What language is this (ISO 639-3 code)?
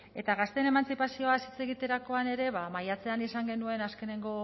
eus